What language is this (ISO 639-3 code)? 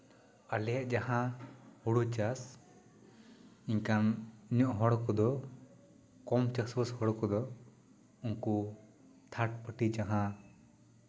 sat